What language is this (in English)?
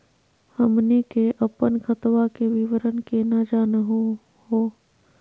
Magahi